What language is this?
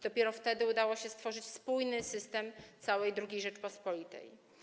Polish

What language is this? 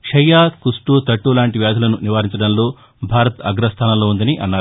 Telugu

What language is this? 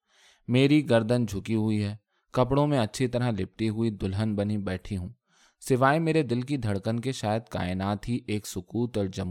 Urdu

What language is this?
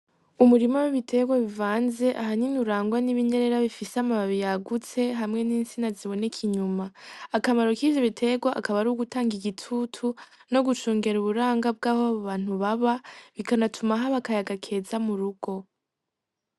Rundi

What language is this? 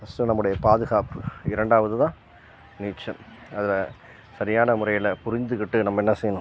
Tamil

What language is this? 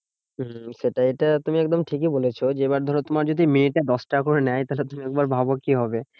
Bangla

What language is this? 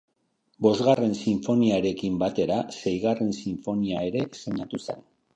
Basque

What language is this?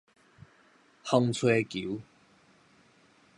Min Nan Chinese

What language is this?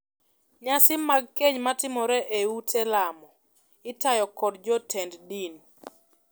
Luo (Kenya and Tanzania)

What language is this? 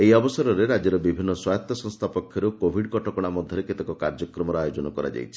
Odia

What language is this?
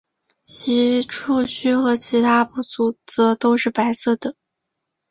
Chinese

